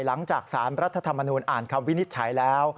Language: Thai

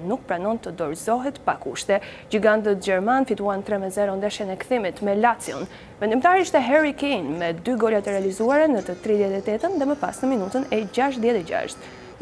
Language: Romanian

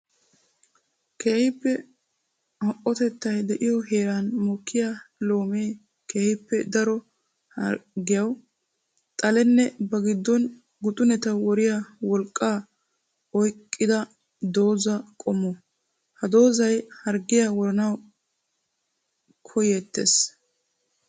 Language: Wolaytta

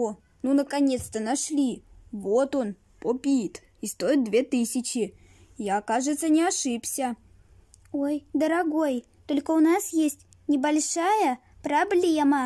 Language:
Russian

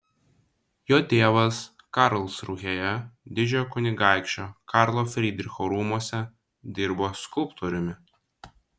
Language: Lithuanian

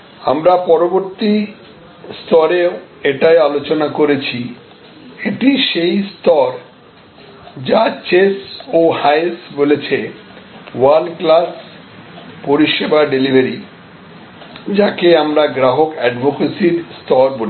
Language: Bangla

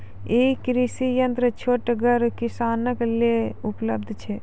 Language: Maithili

